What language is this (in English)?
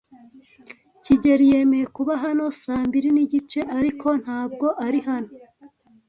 Kinyarwanda